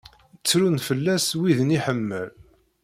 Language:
Kabyle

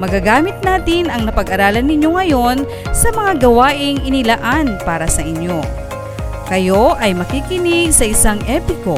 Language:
Filipino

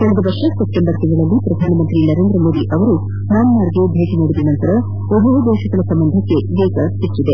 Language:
Kannada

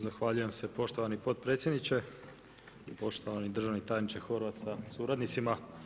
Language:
Croatian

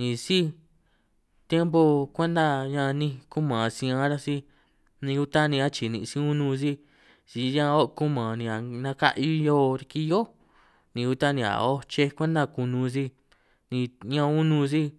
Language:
San Martín Itunyoso Triqui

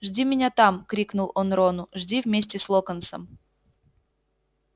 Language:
Russian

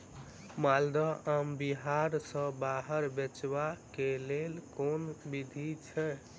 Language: Maithili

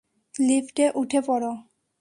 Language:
Bangla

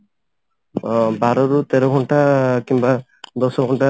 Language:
Odia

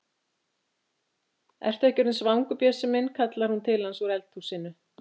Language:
Icelandic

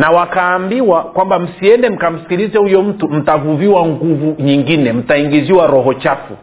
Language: Swahili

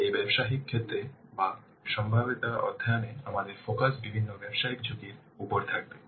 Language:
Bangla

